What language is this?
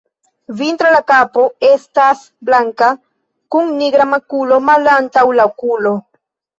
Esperanto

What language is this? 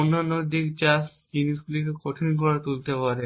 Bangla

